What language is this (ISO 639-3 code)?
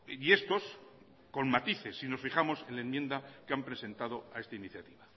spa